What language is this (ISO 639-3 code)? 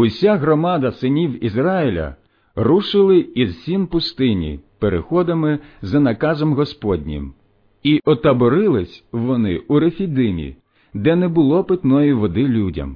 ukr